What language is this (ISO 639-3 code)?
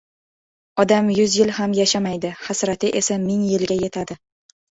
uzb